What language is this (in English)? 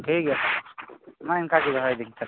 Santali